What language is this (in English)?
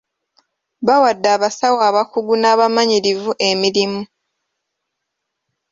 Ganda